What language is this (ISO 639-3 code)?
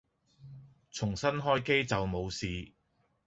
yue